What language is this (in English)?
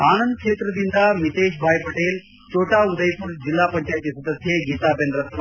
Kannada